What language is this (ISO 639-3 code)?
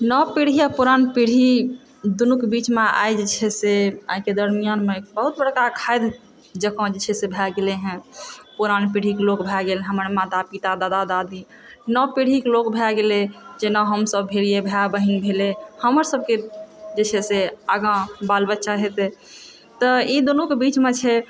mai